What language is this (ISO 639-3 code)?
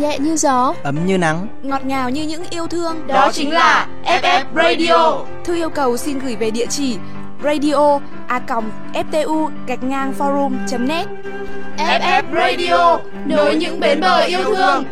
vie